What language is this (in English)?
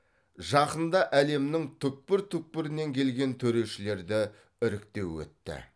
Kazakh